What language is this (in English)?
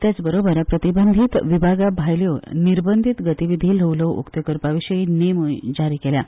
Konkani